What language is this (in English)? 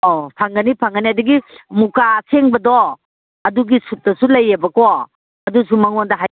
Manipuri